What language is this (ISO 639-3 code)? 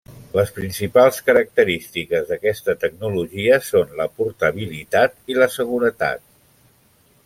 cat